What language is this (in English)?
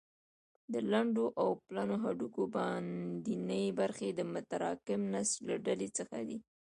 Pashto